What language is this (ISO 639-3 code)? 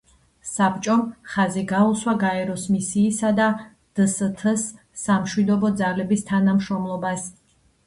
kat